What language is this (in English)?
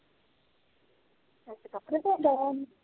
Punjabi